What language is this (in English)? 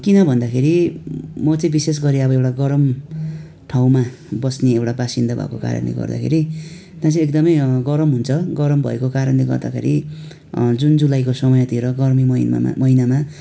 Nepali